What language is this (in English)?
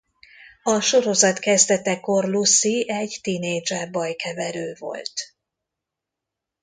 Hungarian